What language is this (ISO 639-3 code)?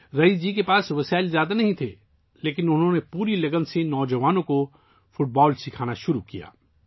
urd